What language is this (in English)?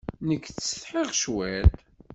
Kabyle